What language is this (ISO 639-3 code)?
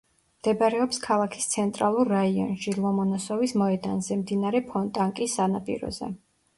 kat